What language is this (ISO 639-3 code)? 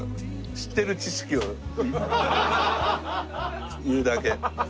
jpn